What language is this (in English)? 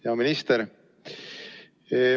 Estonian